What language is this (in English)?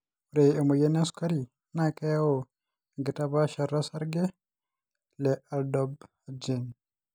Masai